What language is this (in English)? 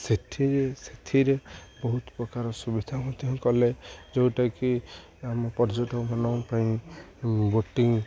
Odia